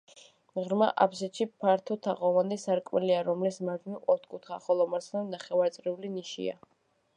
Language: Georgian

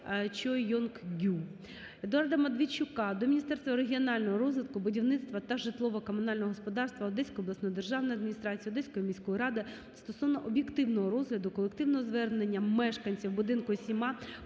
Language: Ukrainian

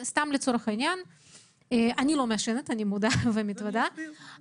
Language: Hebrew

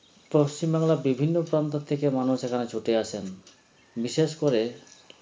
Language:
Bangla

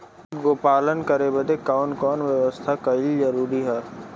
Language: Bhojpuri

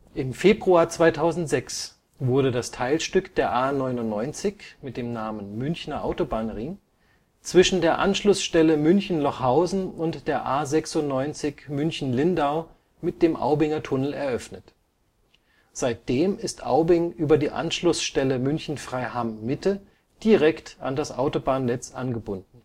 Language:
German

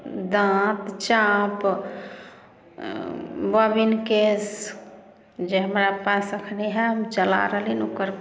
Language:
Maithili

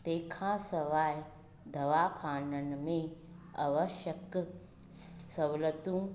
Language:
Sindhi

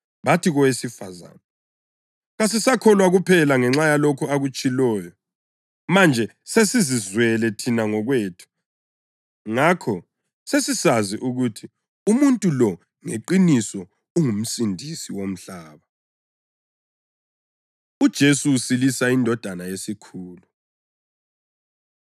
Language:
North Ndebele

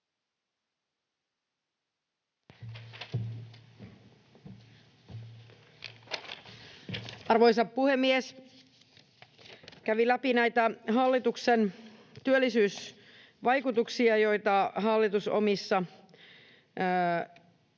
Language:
Finnish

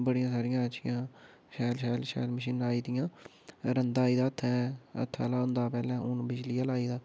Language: Dogri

